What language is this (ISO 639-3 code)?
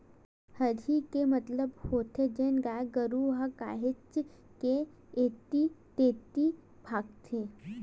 hne